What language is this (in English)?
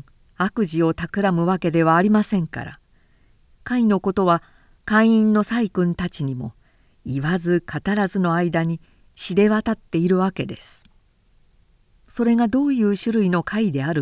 Japanese